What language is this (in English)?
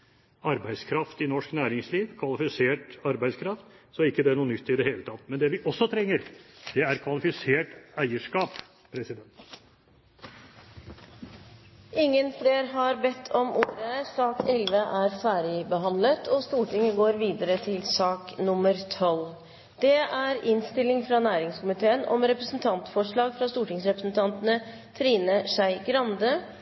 Norwegian Bokmål